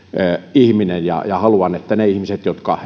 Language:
Finnish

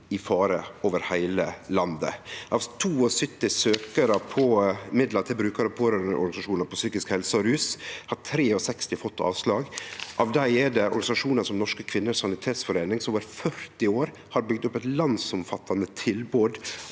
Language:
Norwegian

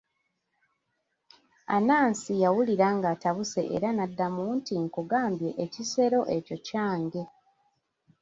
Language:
Ganda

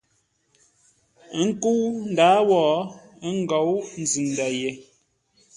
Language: Ngombale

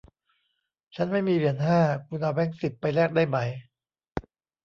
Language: Thai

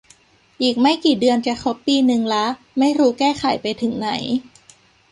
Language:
Thai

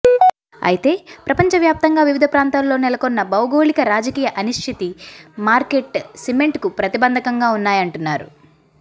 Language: Telugu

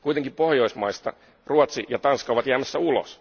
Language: Finnish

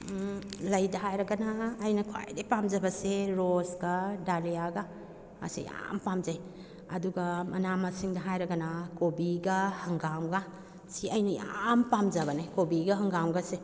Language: Manipuri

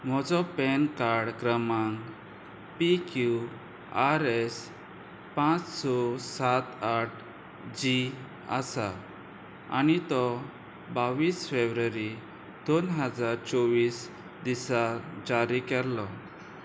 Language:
Konkani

